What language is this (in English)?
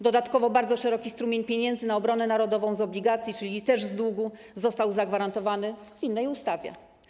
Polish